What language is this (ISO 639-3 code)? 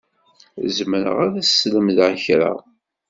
kab